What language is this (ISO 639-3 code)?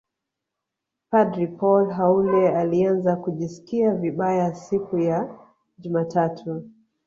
swa